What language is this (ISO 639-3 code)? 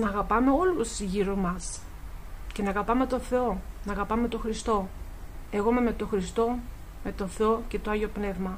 ell